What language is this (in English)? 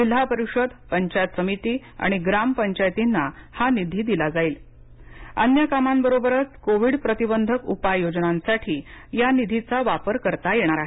Marathi